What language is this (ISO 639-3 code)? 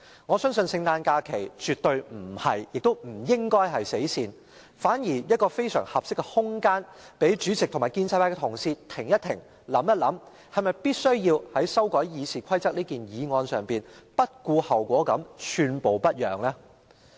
yue